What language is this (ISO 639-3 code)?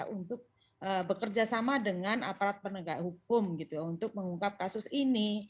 ind